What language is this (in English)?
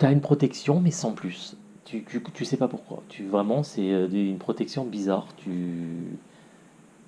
French